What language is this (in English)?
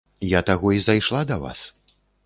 Belarusian